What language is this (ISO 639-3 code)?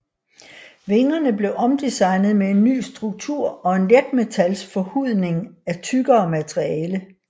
dan